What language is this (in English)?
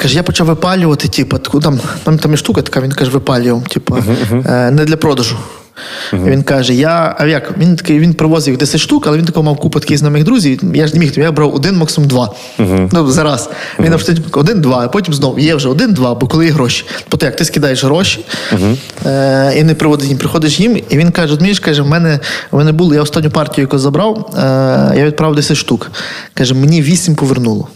Ukrainian